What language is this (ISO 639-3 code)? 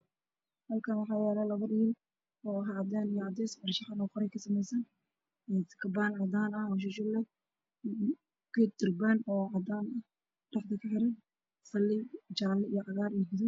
som